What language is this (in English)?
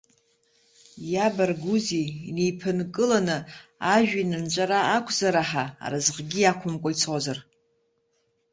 Abkhazian